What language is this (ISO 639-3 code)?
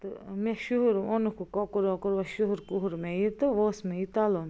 kas